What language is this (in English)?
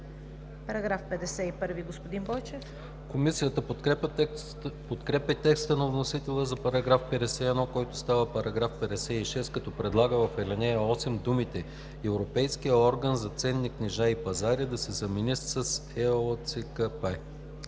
Bulgarian